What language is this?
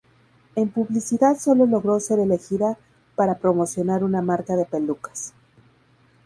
Spanish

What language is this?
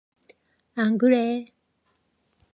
Korean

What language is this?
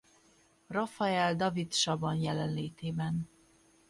Hungarian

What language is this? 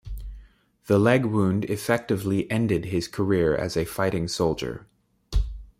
English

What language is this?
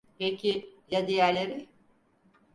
Turkish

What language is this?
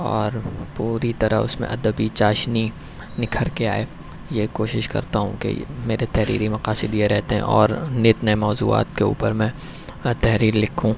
Urdu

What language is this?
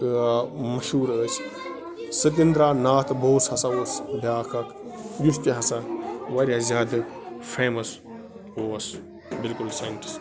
Kashmiri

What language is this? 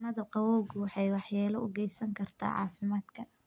Somali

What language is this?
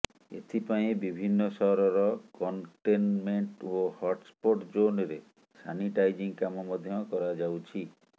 Odia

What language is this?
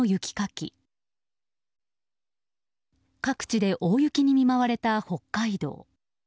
Japanese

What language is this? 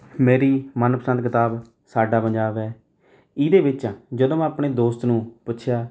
Punjabi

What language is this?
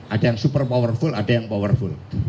Indonesian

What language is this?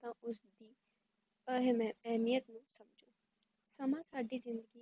Punjabi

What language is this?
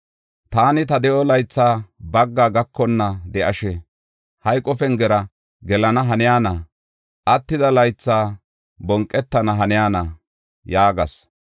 Gofa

